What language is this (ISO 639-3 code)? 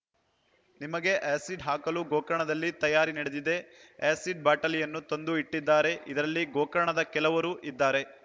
kan